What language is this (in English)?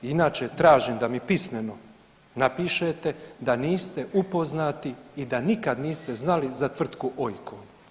Croatian